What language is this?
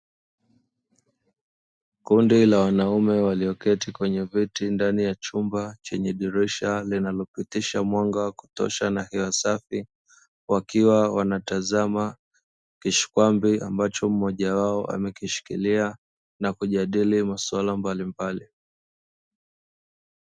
Swahili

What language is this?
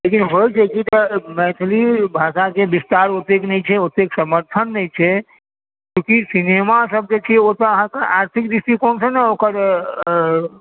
Maithili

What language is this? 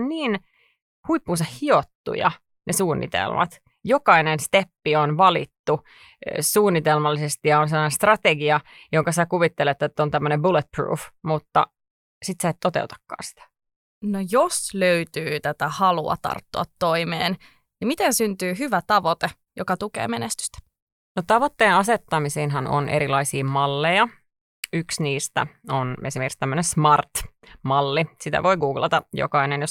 Finnish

